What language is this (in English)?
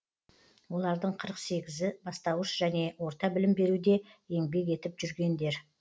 Kazakh